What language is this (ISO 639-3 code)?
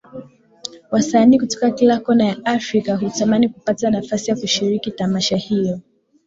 swa